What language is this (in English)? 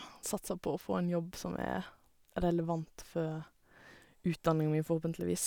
Norwegian